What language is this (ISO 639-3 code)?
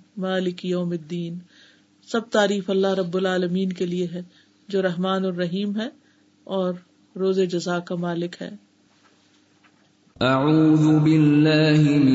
urd